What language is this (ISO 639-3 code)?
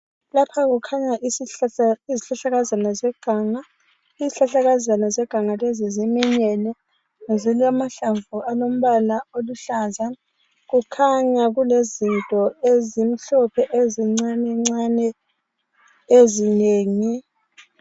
nde